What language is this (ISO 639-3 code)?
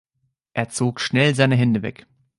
deu